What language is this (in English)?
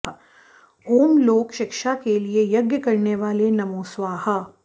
Sanskrit